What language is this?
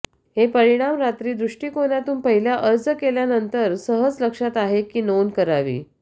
Marathi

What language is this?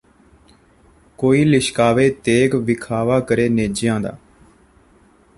Punjabi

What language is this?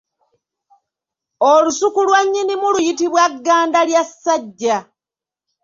Ganda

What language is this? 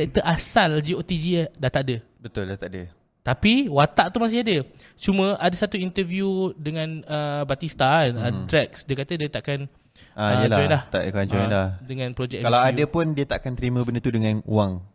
Malay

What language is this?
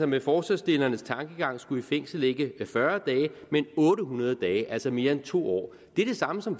Danish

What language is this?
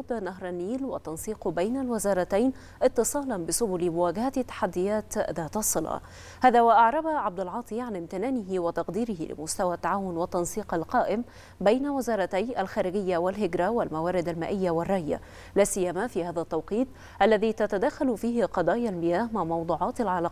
Arabic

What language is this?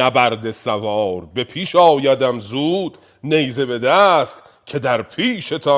Persian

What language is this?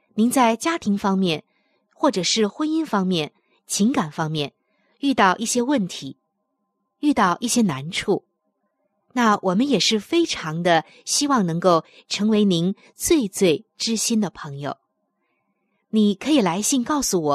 Chinese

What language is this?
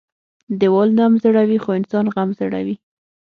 Pashto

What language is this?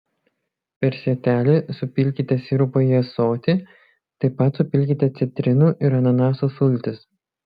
Lithuanian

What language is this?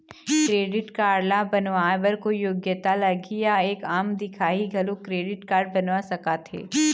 Chhattisgarhi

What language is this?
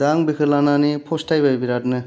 Bodo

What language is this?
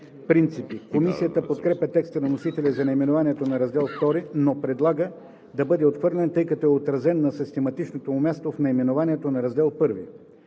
Bulgarian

